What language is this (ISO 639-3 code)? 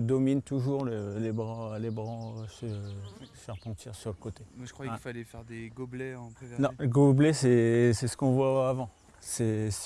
fra